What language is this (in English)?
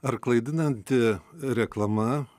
Lithuanian